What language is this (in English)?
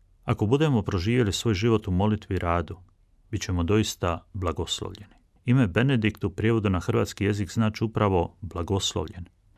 Croatian